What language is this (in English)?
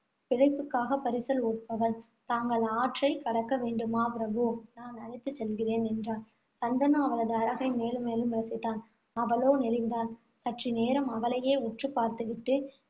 Tamil